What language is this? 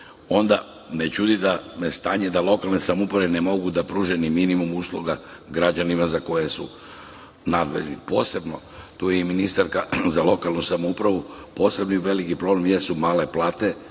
Serbian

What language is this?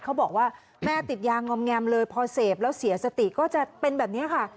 Thai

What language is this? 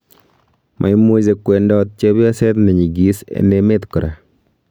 Kalenjin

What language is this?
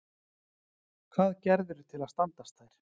Icelandic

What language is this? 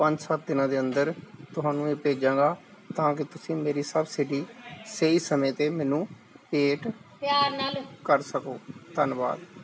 Punjabi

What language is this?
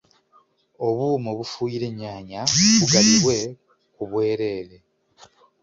Ganda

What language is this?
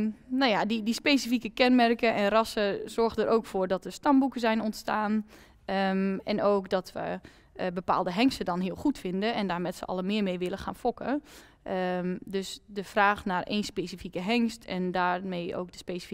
Dutch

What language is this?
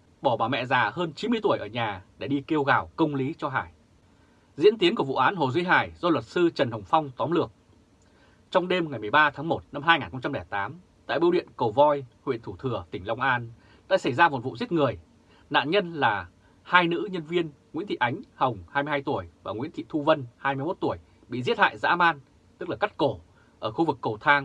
Vietnamese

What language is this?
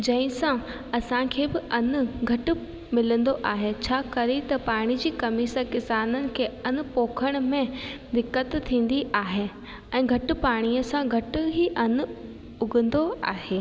Sindhi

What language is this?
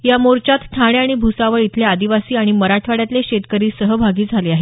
Marathi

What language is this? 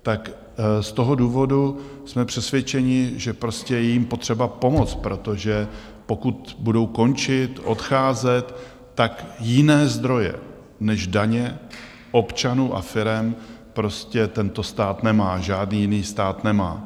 Czech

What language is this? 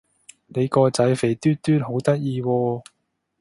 Cantonese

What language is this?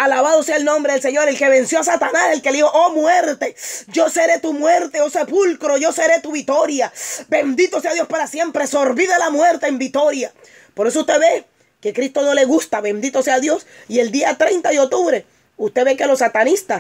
Spanish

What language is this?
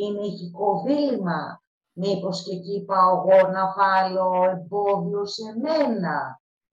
Greek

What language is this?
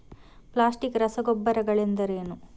Kannada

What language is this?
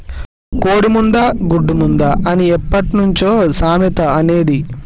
Telugu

